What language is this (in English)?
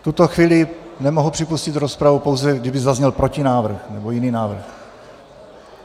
Czech